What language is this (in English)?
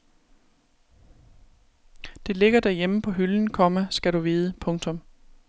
Danish